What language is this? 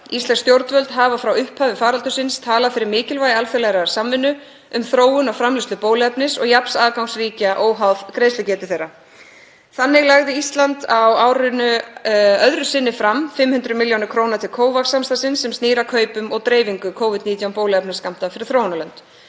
Icelandic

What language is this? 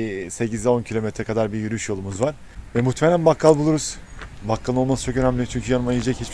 Turkish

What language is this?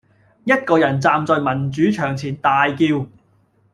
Cantonese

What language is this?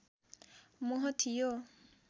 Nepali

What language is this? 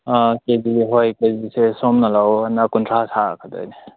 Manipuri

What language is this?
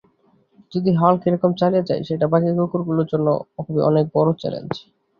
Bangla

